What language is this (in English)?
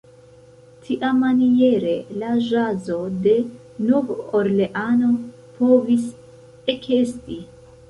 Esperanto